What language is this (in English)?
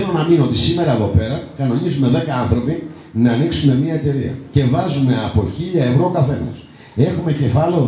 Greek